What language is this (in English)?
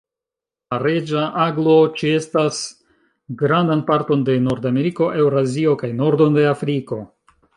Esperanto